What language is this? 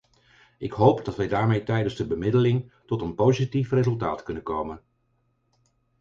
Dutch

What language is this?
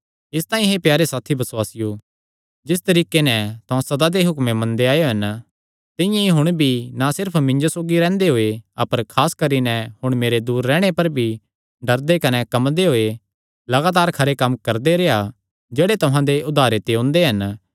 Kangri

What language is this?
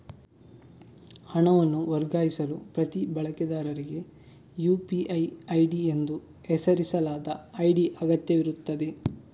Kannada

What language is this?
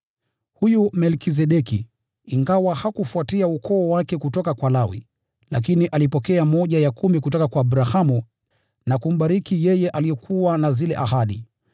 Swahili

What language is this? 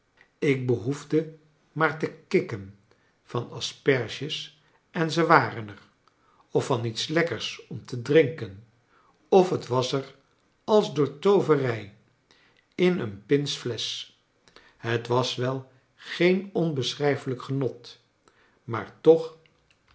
Dutch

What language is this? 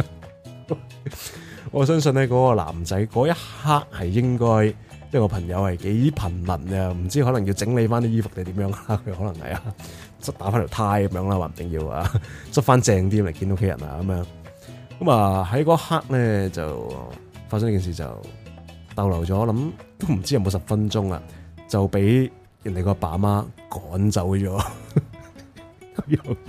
Chinese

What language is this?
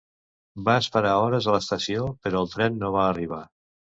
Catalan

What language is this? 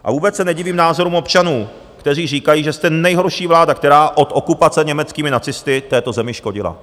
Czech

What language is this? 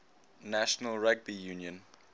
English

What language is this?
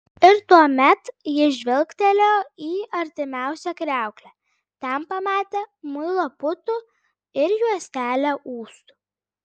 Lithuanian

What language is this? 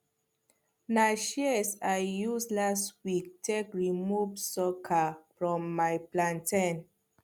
Nigerian Pidgin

